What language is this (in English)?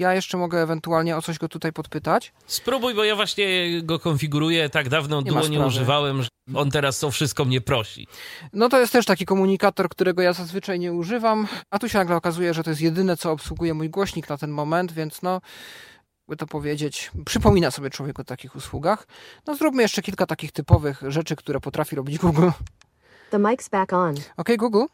Polish